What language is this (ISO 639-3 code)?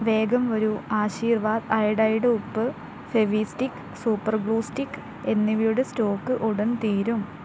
mal